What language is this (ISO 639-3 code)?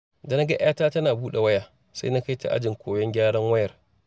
hau